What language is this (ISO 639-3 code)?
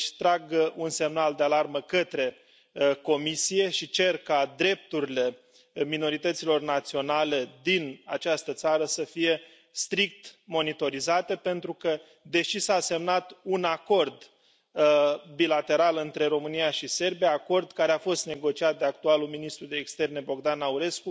ron